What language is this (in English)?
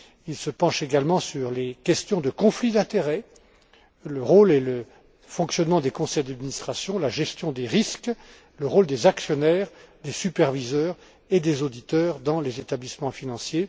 French